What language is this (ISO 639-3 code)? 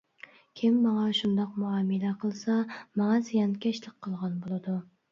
uig